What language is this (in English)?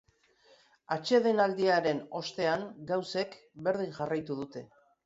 Basque